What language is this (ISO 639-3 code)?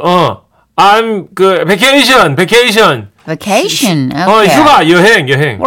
kor